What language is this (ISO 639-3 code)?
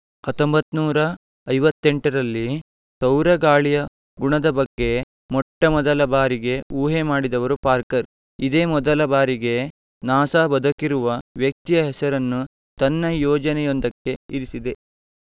kan